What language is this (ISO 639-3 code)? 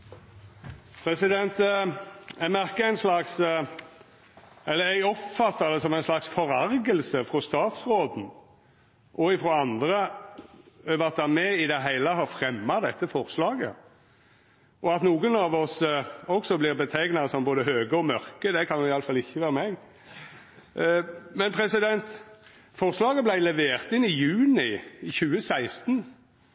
nor